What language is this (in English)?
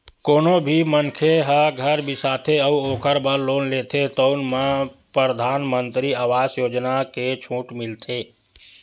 Chhattisgarhi